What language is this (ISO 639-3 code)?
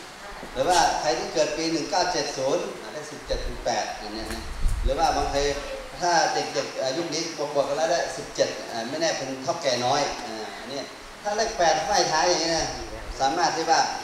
tha